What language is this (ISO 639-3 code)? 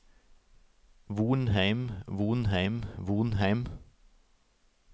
nor